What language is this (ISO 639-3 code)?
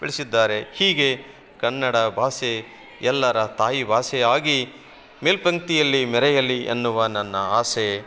kan